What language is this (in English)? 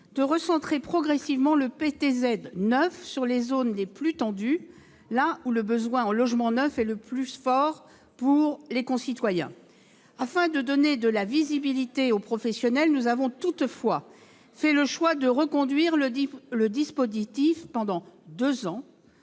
French